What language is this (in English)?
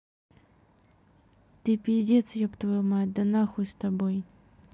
Russian